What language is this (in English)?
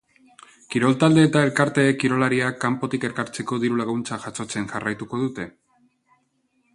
Basque